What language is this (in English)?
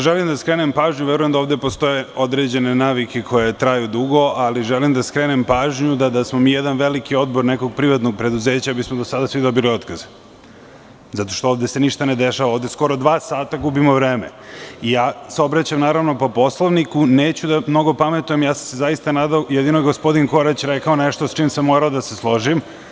Serbian